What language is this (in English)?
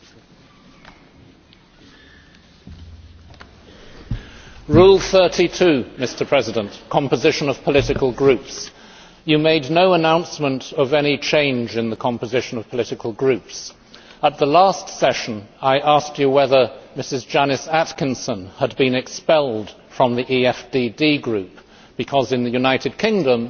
English